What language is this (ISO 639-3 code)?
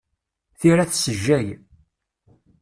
kab